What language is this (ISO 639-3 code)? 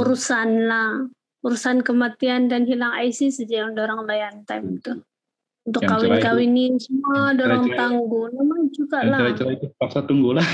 msa